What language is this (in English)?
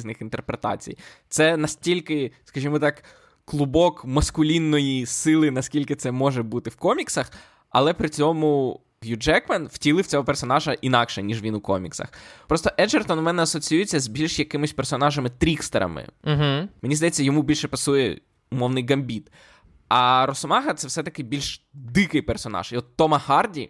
Ukrainian